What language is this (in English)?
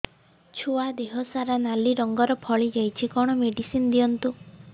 Odia